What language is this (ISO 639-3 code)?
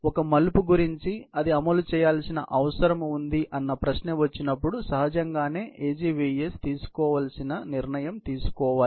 tel